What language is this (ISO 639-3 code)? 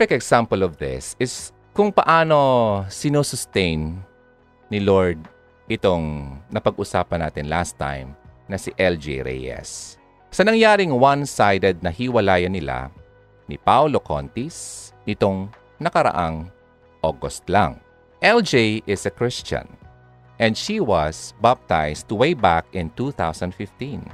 fil